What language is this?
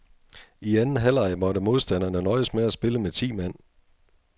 Danish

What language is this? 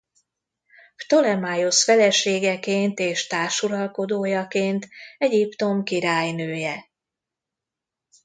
Hungarian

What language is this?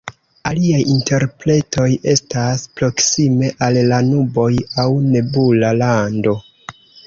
Esperanto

